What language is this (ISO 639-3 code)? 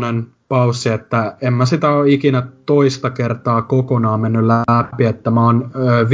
fin